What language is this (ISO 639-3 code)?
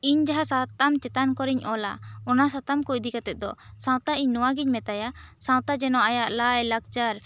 sat